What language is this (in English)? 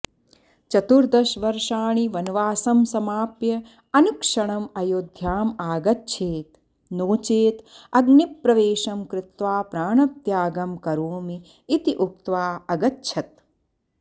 Sanskrit